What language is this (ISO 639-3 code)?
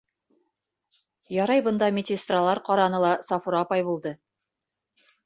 bak